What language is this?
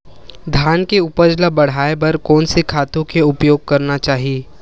Chhattisgarhi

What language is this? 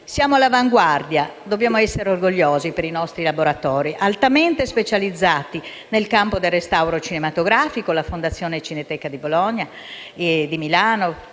Italian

